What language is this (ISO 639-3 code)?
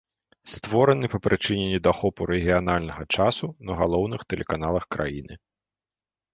bel